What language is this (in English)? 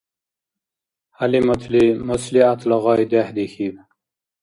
Dargwa